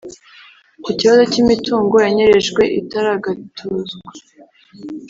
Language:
Kinyarwanda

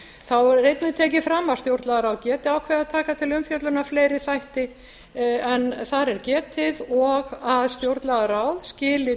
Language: Icelandic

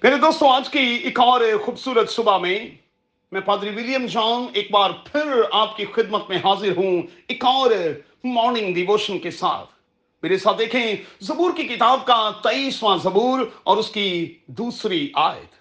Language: Urdu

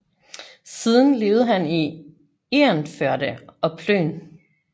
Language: Danish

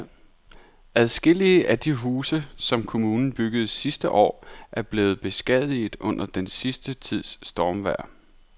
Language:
Danish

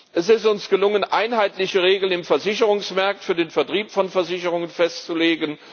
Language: German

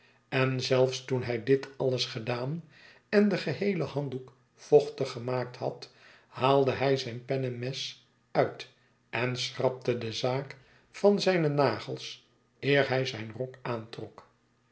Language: Dutch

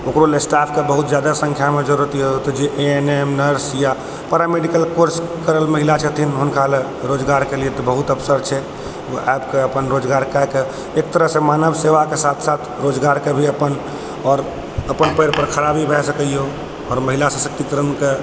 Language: Maithili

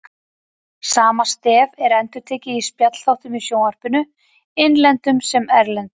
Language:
Icelandic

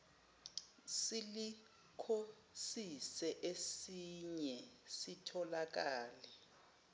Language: Zulu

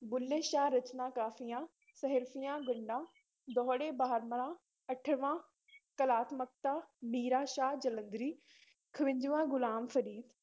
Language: Punjabi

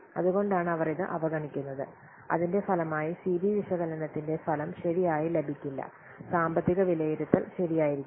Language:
Malayalam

